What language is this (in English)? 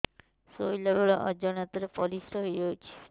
Odia